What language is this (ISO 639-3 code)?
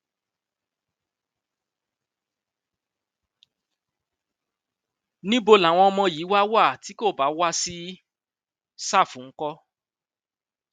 yor